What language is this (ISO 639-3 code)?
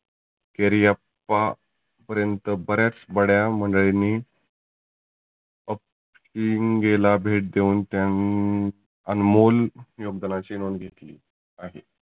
mar